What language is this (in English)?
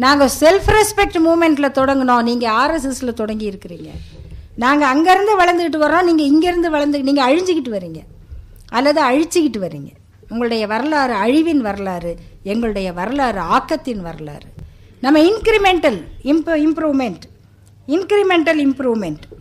Tamil